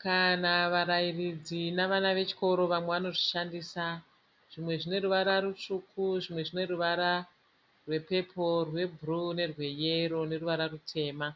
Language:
Shona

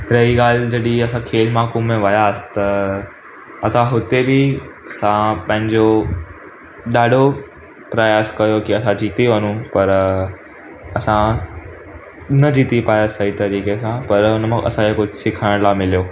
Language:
Sindhi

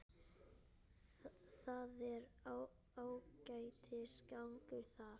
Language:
Icelandic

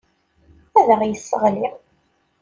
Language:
Kabyle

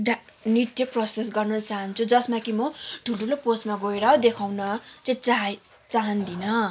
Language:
Nepali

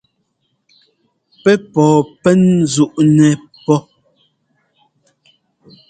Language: Ngomba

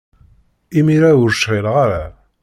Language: Kabyle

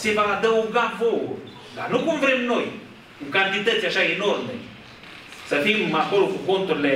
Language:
Romanian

